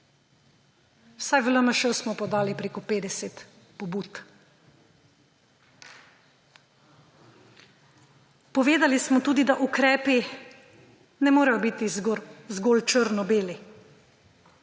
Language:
Slovenian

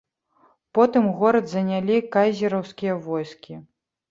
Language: Belarusian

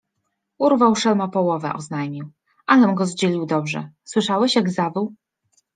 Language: Polish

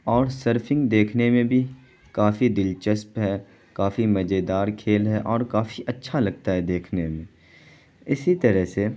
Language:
Urdu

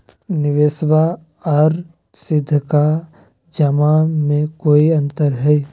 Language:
Magahi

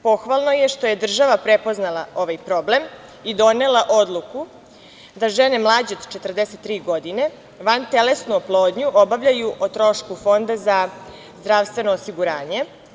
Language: Serbian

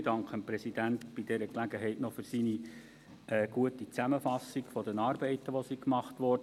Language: Swiss German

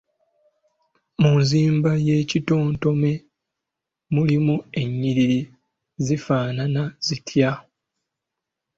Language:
Ganda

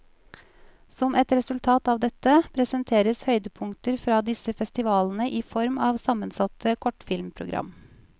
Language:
Norwegian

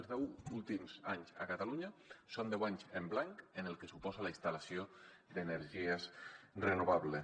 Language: Catalan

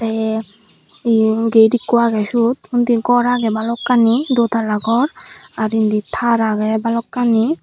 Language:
Chakma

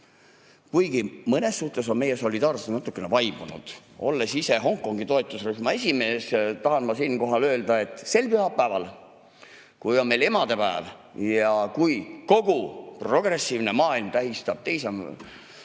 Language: Estonian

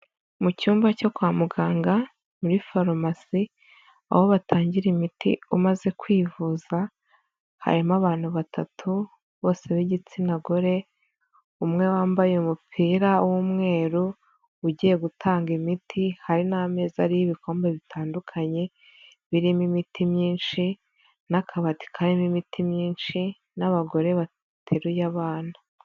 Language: Kinyarwanda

